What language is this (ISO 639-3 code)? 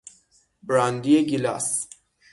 fas